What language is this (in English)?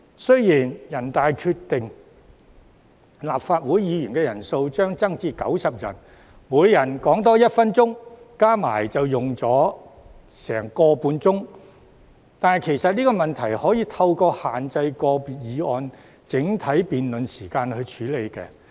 Cantonese